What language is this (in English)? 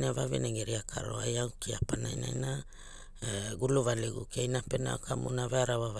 Hula